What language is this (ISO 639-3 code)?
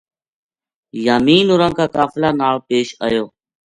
gju